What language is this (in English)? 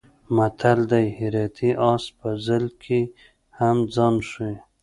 Pashto